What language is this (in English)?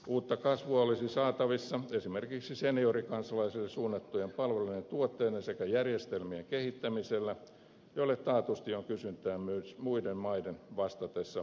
Finnish